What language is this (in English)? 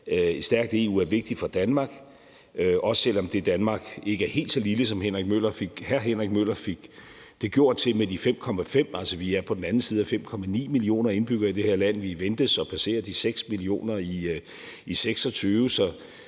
Danish